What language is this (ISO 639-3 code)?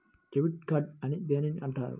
tel